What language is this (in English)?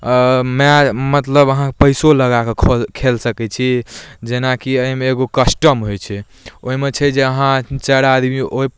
Maithili